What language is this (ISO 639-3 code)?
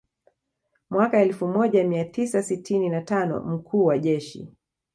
swa